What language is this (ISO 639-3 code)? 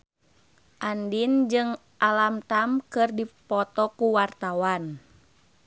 sun